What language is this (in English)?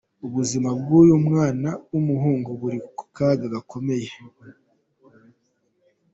Kinyarwanda